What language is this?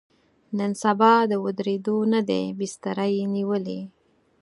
Pashto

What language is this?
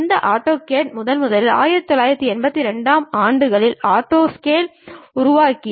Tamil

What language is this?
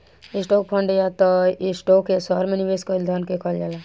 Bhojpuri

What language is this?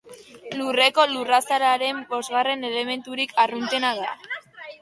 Basque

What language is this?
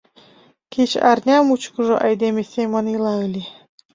Mari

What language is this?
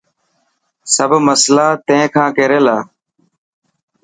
Dhatki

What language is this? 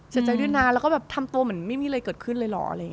Thai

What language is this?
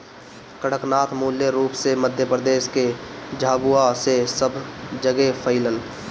Bhojpuri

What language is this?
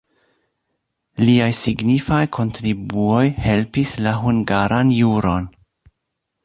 Esperanto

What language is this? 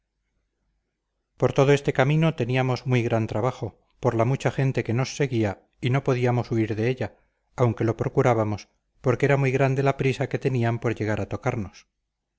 Spanish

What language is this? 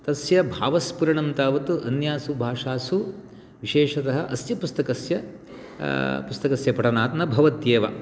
Sanskrit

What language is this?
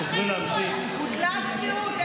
Hebrew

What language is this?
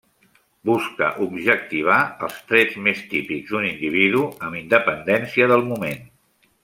Catalan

